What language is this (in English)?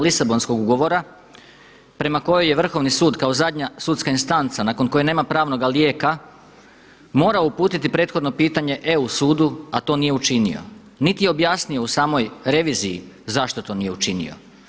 Croatian